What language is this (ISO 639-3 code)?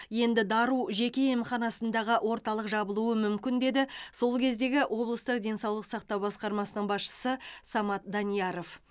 kaz